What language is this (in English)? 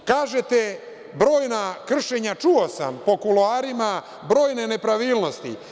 Serbian